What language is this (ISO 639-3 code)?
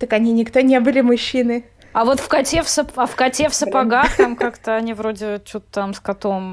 rus